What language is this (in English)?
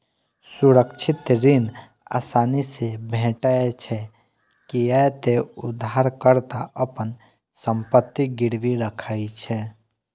Maithili